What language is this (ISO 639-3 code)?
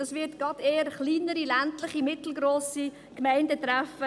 gsw